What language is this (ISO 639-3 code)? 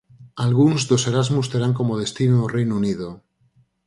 glg